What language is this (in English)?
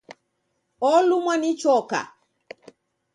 Taita